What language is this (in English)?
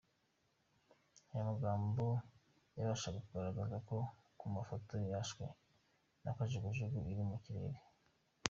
Kinyarwanda